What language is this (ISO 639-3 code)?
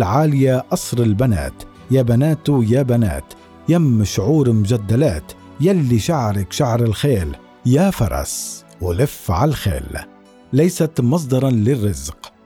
ara